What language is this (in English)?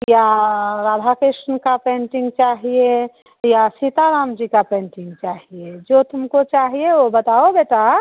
Hindi